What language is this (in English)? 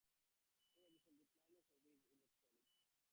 English